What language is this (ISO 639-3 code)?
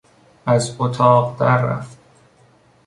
fas